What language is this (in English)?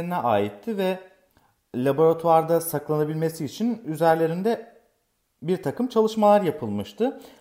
Turkish